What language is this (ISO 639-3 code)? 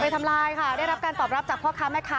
tha